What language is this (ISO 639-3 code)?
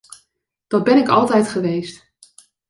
nld